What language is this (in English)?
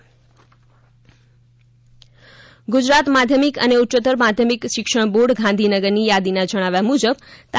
Gujarati